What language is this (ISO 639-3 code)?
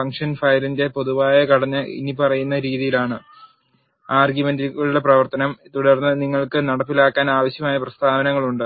mal